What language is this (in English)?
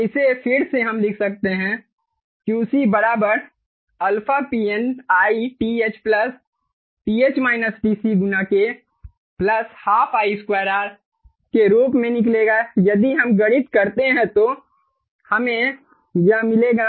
Hindi